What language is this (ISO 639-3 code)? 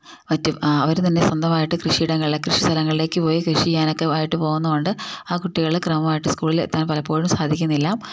mal